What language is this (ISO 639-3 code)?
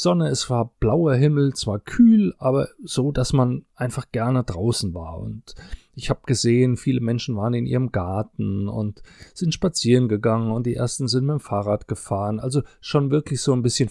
deu